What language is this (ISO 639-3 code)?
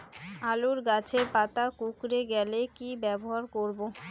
ben